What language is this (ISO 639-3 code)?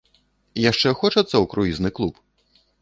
bel